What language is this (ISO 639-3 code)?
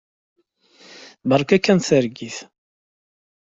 kab